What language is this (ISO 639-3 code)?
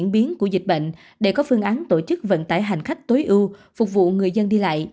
vie